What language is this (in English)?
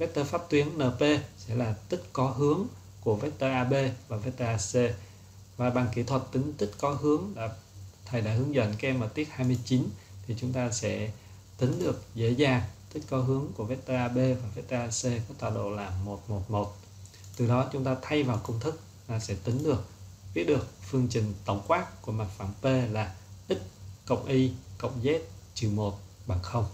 Vietnamese